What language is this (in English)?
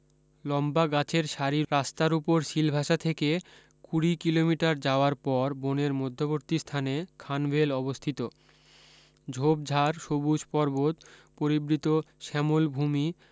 Bangla